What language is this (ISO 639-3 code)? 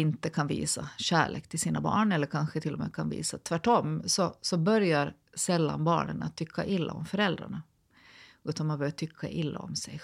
swe